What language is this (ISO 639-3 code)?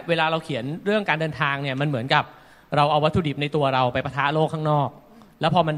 tha